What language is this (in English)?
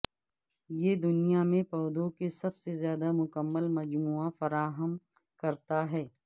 Urdu